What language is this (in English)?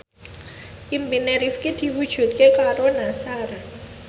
Javanese